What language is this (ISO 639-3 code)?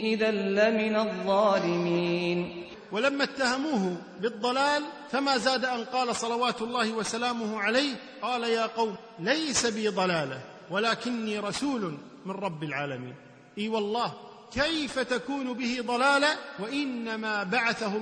ara